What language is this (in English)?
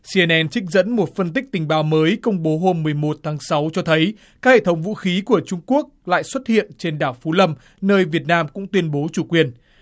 Vietnamese